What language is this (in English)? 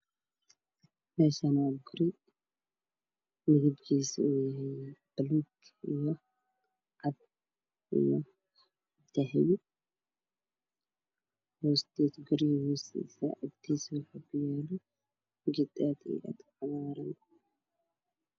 Somali